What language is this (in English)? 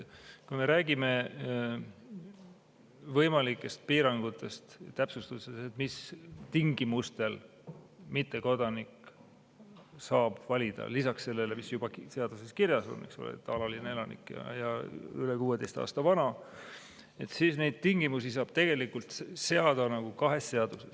Estonian